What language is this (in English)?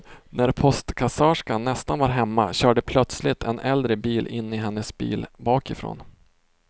Swedish